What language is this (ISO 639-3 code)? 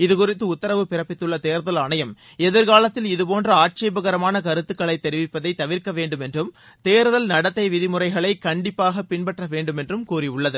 tam